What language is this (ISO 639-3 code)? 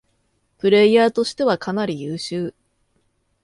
jpn